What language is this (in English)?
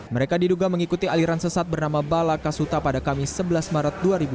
Indonesian